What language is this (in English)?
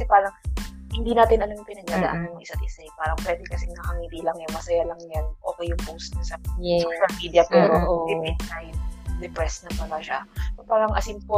Filipino